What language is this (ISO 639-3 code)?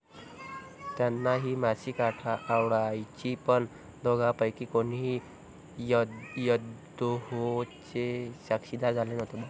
mar